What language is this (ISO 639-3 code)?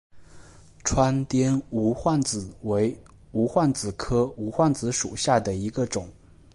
zho